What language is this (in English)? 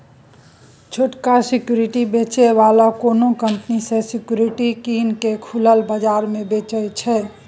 Maithili